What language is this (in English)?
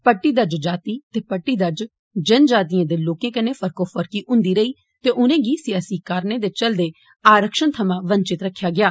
Dogri